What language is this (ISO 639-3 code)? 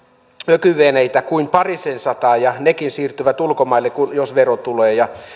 fin